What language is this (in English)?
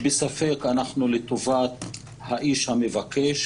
Hebrew